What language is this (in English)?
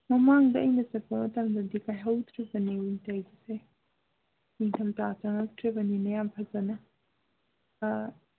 Manipuri